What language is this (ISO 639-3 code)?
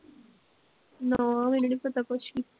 pan